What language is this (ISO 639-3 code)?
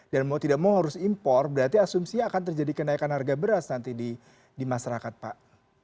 ind